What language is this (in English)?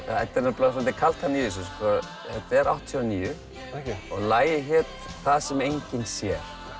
Icelandic